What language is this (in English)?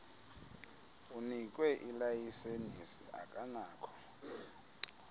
Xhosa